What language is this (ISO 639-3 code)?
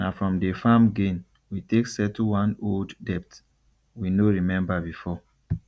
pcm